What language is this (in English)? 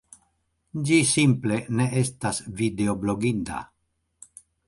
Esperanto